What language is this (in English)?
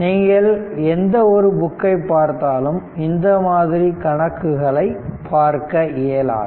Tamil